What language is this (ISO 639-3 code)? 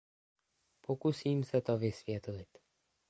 ces